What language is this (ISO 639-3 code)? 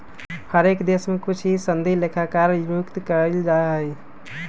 mag